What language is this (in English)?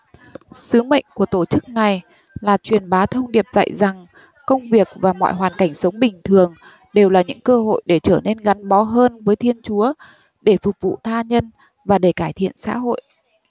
Vietnamese